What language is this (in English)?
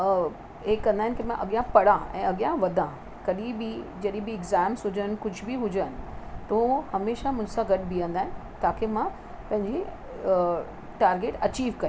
Sindhi